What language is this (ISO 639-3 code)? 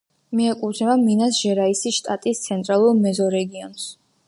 kat